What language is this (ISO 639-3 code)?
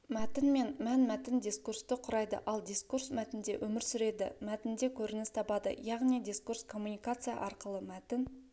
kaz